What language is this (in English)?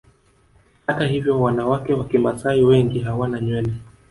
Swahili